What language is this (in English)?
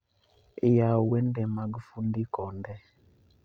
Luo (Kenya and Tanzania)